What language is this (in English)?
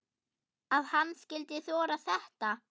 Icelandic